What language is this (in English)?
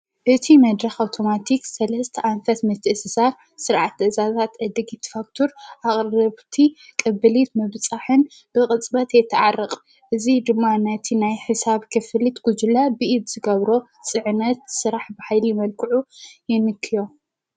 Tigrinya